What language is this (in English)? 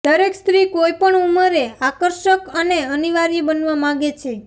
Gujarati